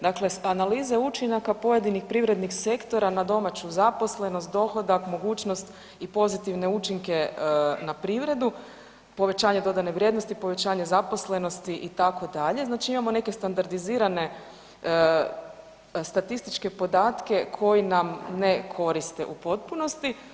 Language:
Croatian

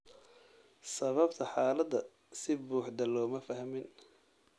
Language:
Somali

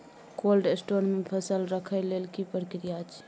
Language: Maithili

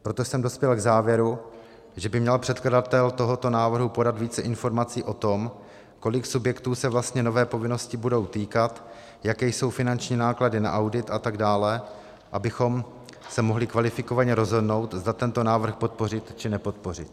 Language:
Czech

